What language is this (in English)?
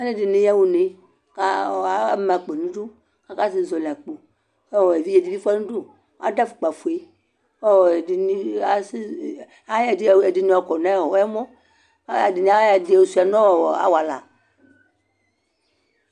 Ikposo